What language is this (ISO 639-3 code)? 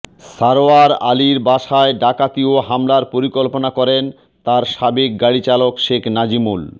ben